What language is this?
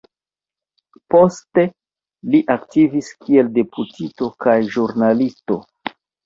Esperanto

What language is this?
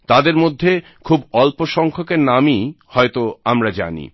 Bangla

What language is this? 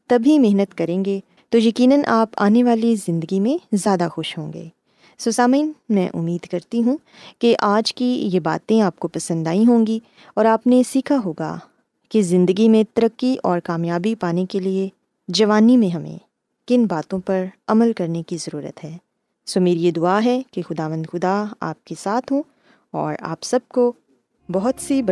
Urdu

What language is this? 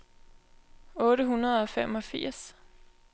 Danish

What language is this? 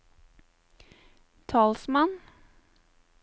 Norwegian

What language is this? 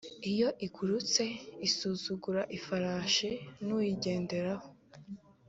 Kinyarwanda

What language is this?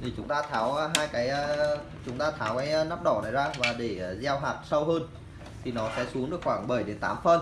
Vietnamese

